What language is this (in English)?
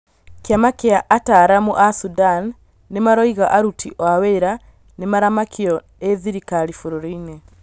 Kikuyu